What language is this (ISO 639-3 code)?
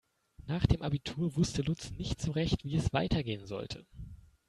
deu